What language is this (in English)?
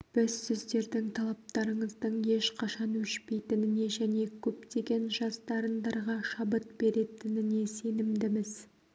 Kazakh